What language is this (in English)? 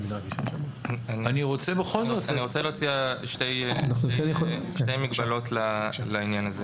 Hebrew